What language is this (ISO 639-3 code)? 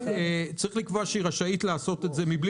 heb